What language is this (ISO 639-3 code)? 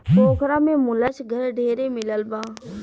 bho